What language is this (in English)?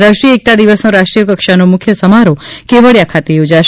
Gujarati